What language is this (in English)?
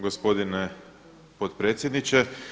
Croatian